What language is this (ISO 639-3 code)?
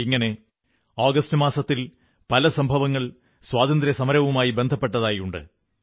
mal